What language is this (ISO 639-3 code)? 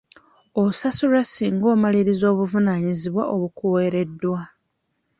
lug